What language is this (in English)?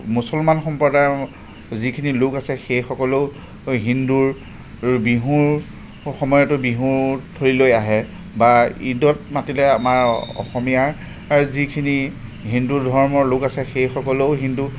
Assamese